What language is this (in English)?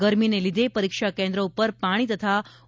Gujarati